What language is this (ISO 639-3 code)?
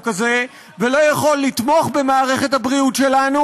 heb